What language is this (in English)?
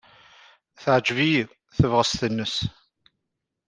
Kabyle